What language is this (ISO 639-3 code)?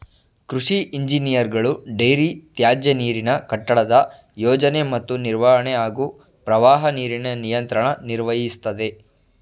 kan